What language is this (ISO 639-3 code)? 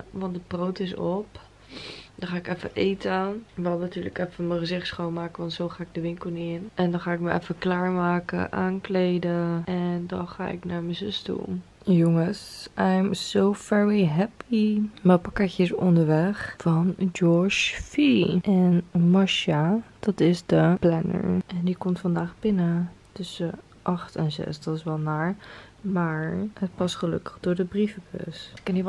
nld